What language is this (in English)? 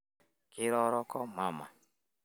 Masai